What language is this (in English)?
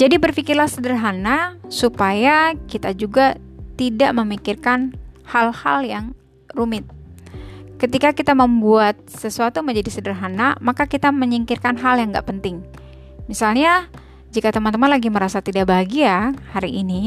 Indonesian